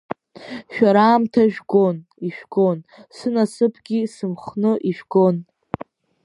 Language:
Abkhazian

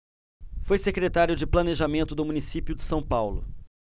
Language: Portuguese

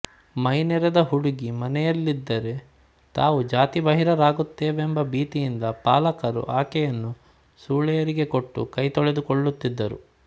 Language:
Kannada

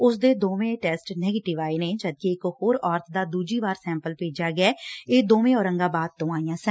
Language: Punjabi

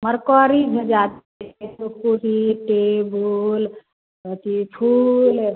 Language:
Maithili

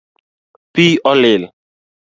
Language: Luo (Kenya and Tanzania)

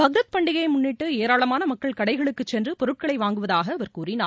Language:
Tamil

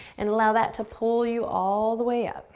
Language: English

